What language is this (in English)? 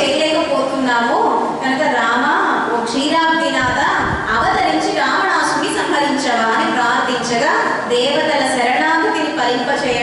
Indonesian